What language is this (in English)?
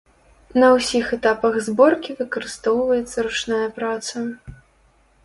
Belarusian